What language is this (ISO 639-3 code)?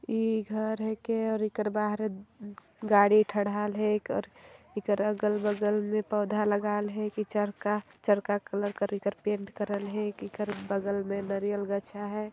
sck